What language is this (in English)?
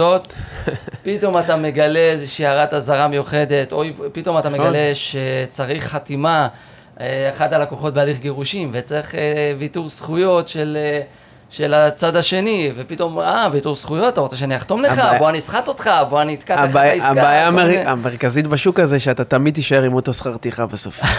Hebrew